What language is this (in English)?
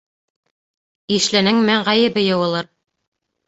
Bashkir